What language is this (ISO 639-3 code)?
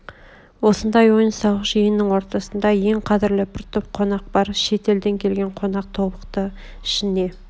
kaz